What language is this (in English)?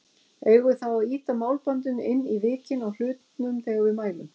Icelandic